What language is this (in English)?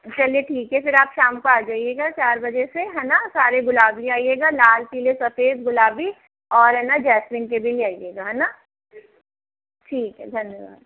Hindi